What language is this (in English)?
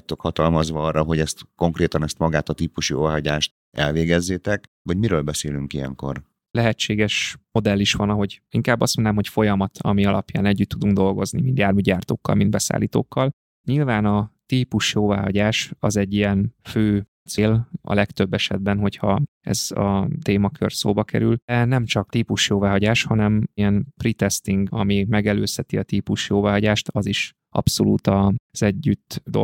Hungarian